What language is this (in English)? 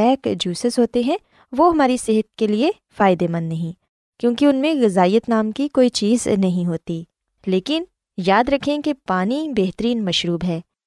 Urdu